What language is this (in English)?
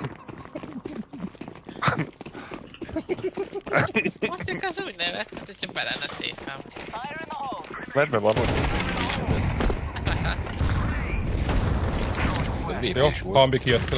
Hungarian